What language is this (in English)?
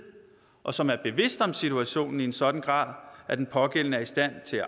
Danish